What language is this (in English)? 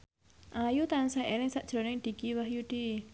Javanese